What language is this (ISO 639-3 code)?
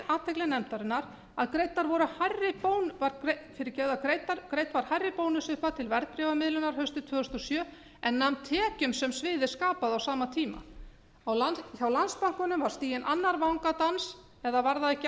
isl